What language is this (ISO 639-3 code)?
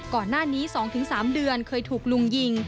tha